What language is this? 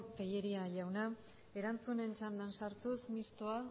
Basque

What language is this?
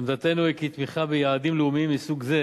Hebrew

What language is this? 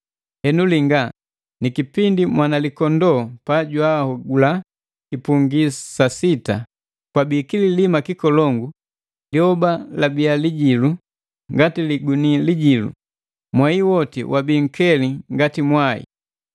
Matengo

